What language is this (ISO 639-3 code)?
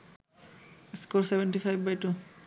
ben